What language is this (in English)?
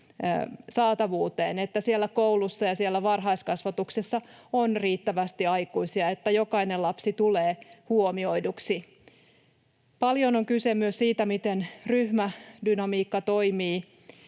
Finnish